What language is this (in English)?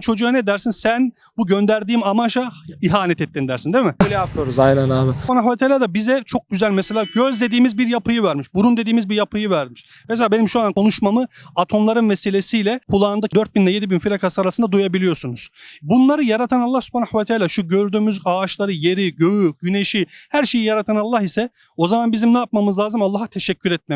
Turkish